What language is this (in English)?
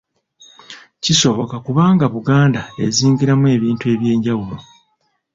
Ganda